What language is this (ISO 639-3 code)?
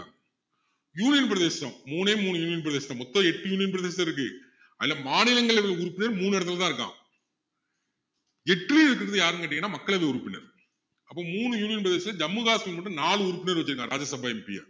tam